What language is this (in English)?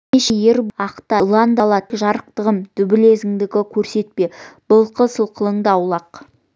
Kazakh